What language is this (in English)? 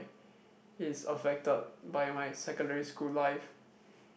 English